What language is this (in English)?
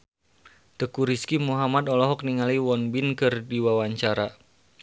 Sundanese